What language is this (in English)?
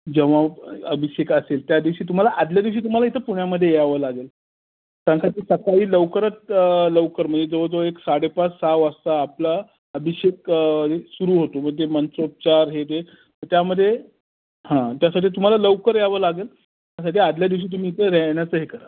Marathi